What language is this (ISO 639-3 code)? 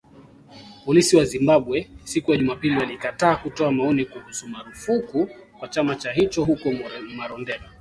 swa